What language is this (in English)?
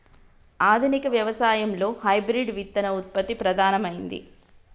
Telugu